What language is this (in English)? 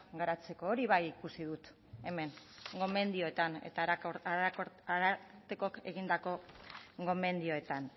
Basque